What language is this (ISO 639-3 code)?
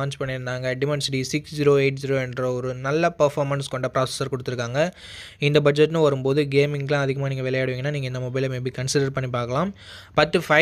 tam